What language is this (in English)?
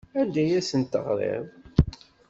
Kabyle